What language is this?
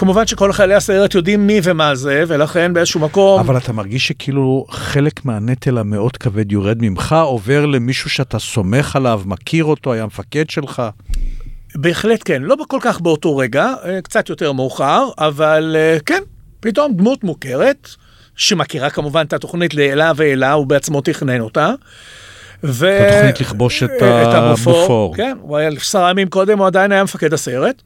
Hebrew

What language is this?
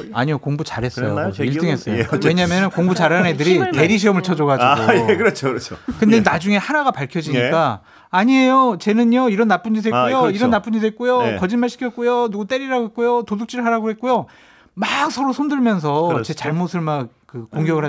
Korean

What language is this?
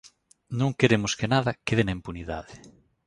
Galician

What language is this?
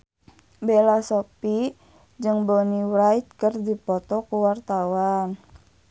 Sundanese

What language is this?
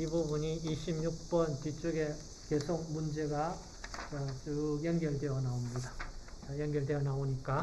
Korean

